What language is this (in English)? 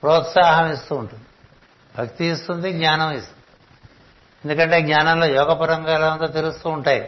Telugu